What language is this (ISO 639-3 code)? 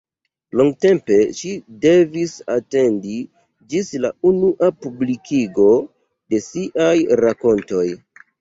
epo